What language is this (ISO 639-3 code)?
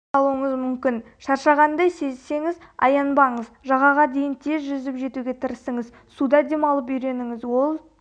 kaz